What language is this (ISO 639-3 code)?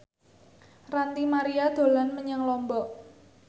jav